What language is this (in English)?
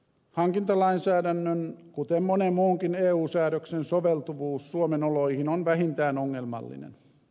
Finnish